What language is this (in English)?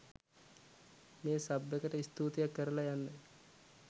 Sinhala